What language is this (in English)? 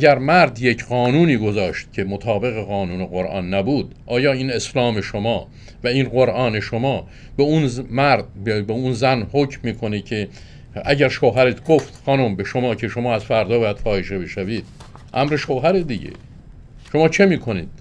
Persian